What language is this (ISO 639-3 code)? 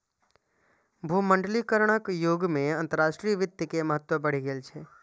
mai